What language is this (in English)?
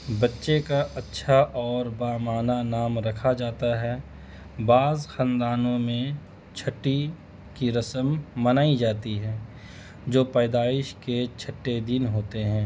Urdu